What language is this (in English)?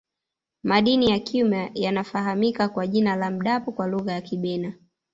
Swahili